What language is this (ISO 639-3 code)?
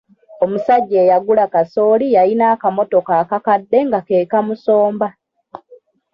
lug